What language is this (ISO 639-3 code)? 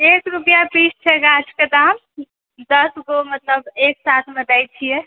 mai